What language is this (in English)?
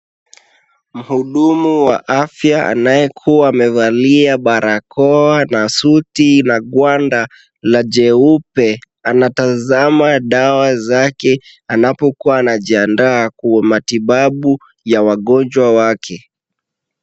Swahili